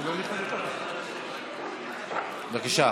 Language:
Hebrew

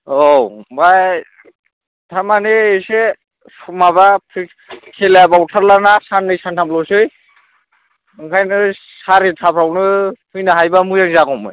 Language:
Bodo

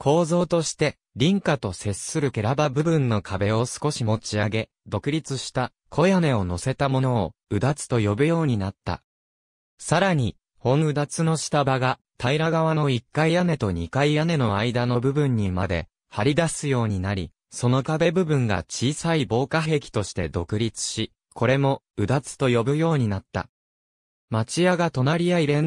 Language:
Japanese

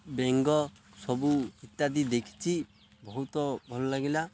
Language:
Odia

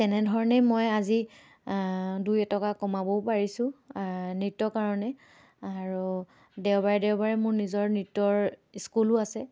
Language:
Assamese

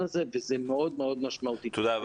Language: Hebrew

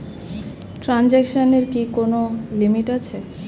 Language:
Bangla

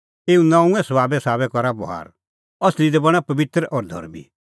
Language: Kullu Pahari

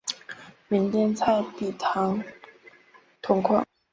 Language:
Chinese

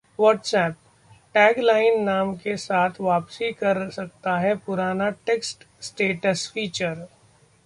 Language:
Hindi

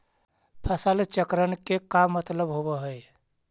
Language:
Magahi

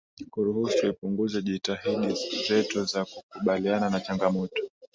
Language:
Swahili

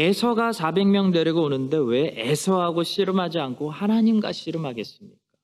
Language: Korean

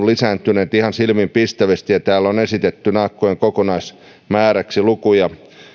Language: Finnish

